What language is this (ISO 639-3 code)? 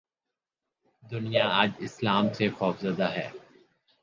urd